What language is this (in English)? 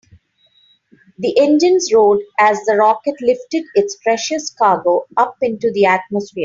English